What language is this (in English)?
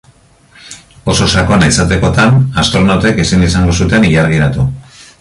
Basque